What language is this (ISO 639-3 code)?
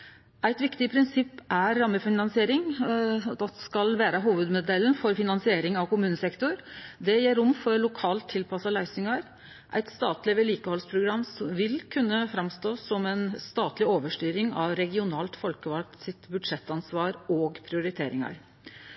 nno